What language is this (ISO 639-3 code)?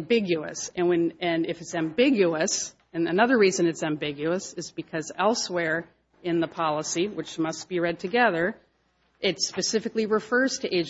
eng